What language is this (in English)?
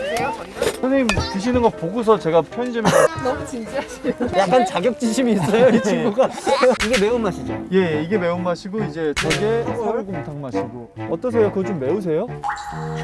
Korean